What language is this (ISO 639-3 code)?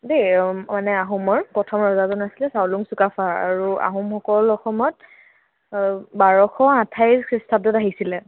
asm